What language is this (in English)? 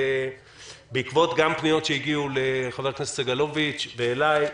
Hebrew